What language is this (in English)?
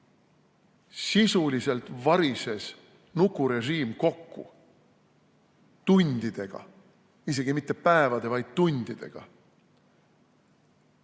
Estonian